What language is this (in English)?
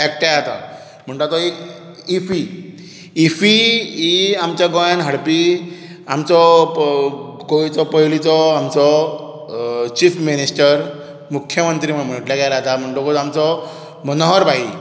Konkani